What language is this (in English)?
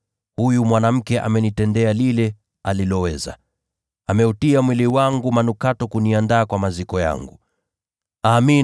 Swahili